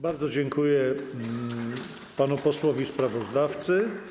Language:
Polish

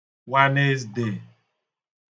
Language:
Igbo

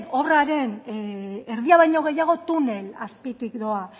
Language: Basque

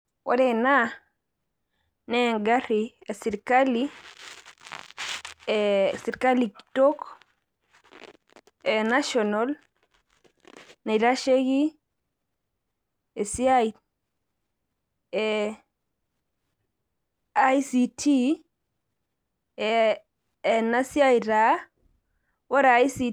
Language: Masai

